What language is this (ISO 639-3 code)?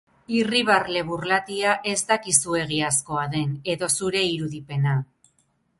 eus